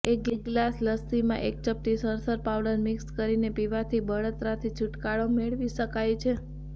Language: Gujarati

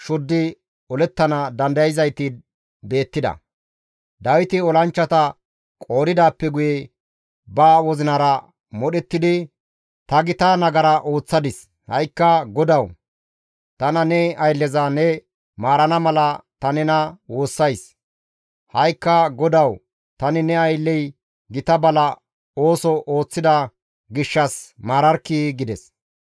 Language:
Gamo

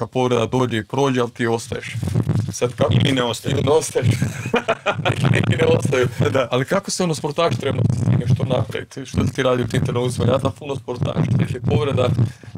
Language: Croatian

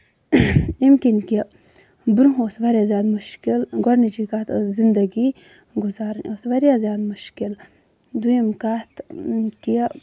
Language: Kashmiri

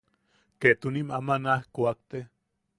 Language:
Yaqui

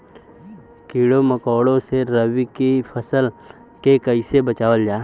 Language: Bhojpuri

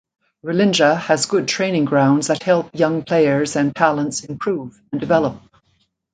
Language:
English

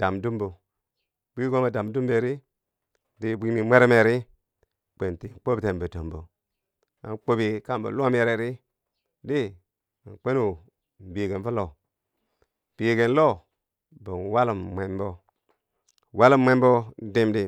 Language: Bangwinji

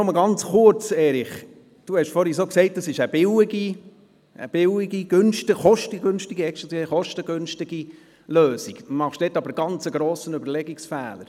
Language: Swiss German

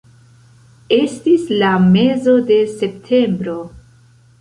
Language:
Esperanto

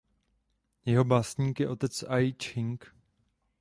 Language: Czech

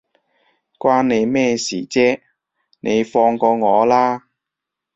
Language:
Cantonese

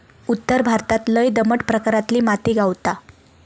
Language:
Marathi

